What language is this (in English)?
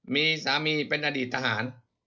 Thai